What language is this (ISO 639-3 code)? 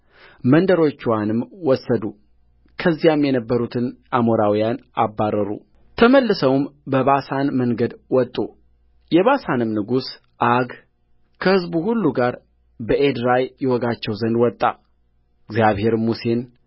amh